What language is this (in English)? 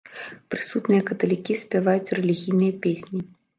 Belarusian